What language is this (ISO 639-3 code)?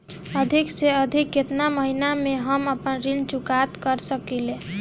bho